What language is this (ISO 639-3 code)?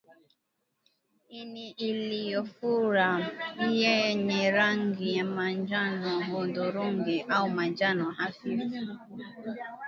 swa